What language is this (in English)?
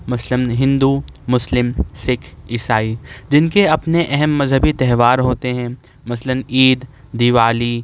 Urdu